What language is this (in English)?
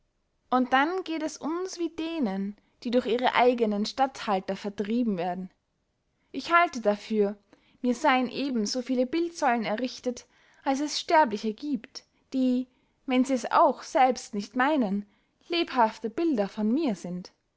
German